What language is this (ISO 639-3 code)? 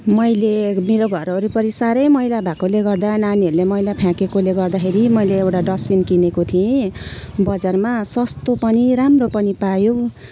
nep